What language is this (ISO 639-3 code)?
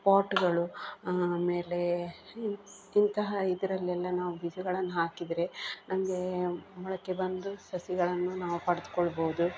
kan